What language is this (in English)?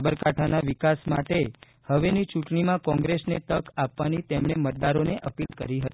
Gujarati